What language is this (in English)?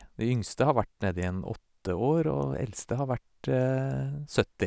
Norwegian